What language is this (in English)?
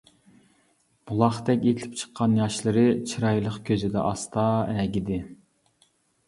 Uyghur